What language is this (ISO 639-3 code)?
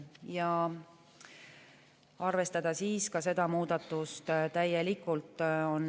est